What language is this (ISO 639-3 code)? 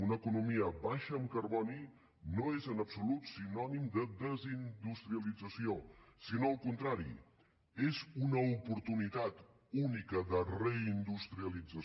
cat